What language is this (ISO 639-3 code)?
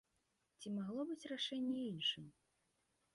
bel